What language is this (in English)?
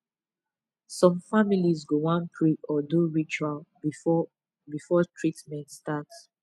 Nigerian Pidgin